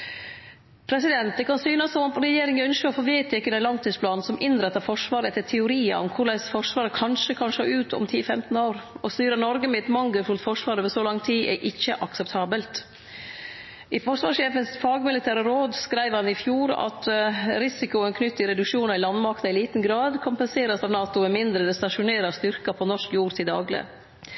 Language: Norwegian Nynorsk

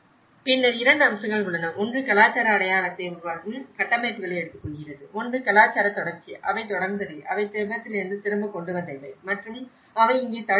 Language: Tamil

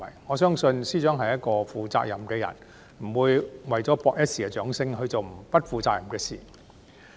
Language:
Cantonese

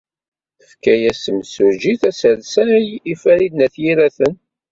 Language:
Kabyle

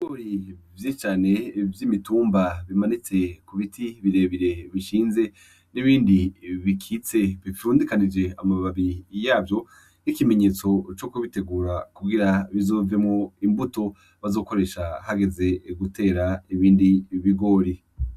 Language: Rundi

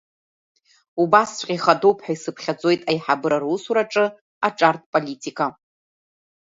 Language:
Abkhazian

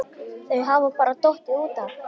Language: Icelandic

